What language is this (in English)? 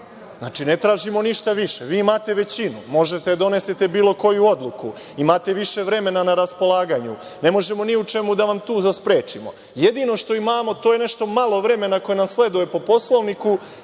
Serbian